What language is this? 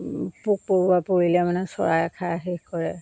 Assamese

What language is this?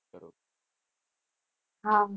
Gujarati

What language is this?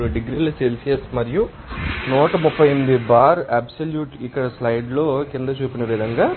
Telugu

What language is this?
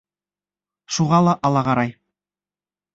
Bashkir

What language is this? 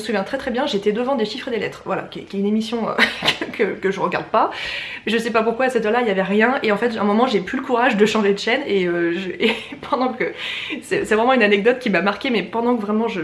French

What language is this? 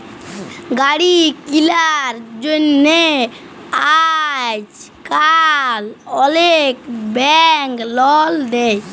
Bangla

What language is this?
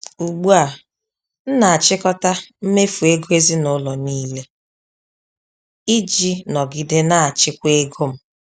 Igbo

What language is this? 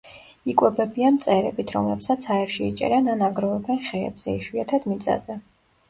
Georgian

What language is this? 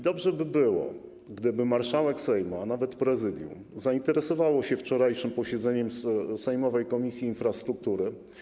Polish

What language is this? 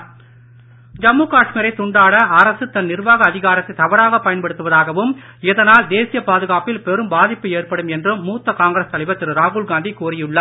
Tamil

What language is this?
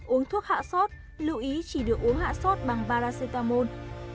Vietnamese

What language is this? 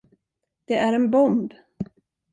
Swedish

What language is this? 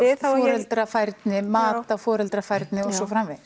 Icelandic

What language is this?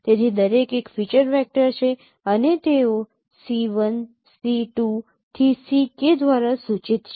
Gujarati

